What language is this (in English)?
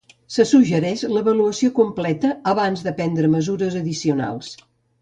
Catalan